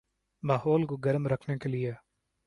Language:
Urdu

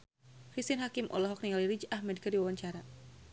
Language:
Sundanese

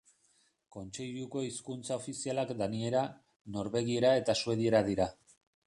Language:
Basque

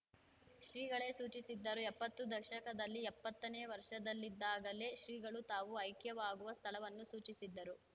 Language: Kannada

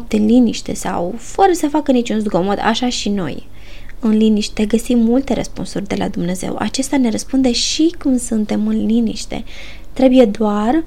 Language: Romanian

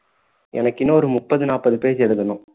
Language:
Tamil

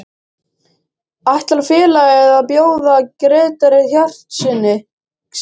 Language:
Icelandic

